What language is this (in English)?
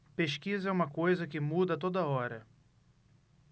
Portuguese